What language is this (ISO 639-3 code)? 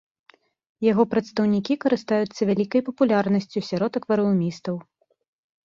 bel